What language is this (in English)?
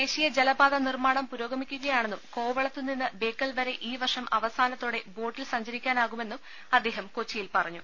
Malayalam